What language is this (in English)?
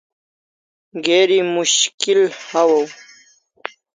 Kalasha